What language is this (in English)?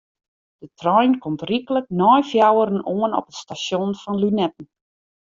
Western Frisian